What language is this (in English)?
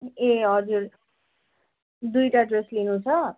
Nepali